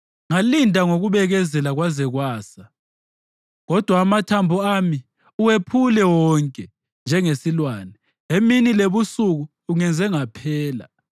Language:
North Ndebele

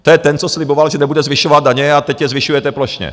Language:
Czech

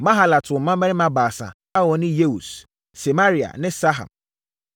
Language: Akan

